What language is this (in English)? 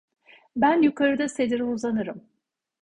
Turkish